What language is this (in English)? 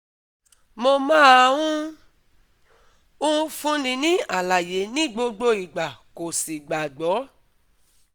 Yoruba